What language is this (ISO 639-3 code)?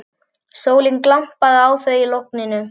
isl